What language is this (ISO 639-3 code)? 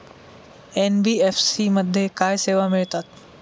mar